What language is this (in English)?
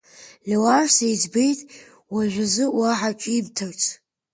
Abkhazian